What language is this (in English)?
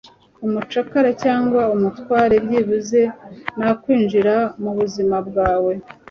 Kinyarwanda